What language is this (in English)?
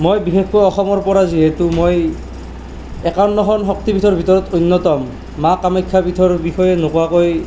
Assamese